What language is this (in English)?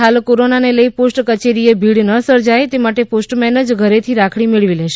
Gujarati